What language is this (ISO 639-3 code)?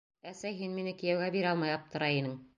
bak